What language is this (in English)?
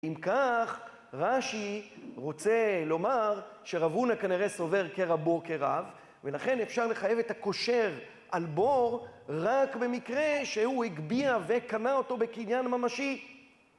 Hebrew